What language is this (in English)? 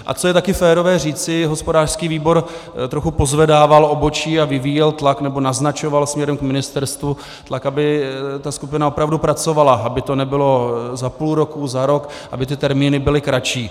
Czech